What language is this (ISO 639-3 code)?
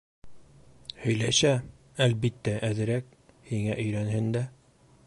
bak